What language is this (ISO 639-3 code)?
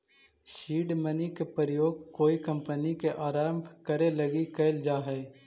mag